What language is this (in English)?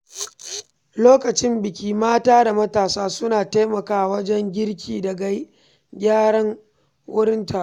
Hausa